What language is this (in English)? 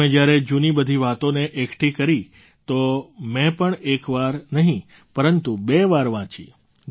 Gujarati